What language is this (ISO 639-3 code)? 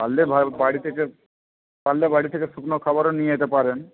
ben